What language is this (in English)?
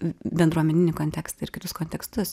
Lithuanian